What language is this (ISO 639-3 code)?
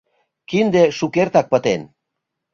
chm